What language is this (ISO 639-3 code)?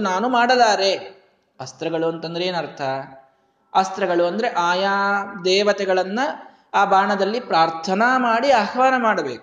kan